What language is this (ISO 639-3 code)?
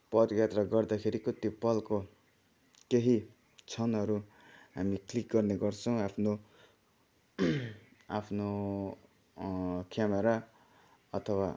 nep